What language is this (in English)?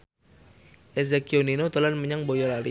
Javanese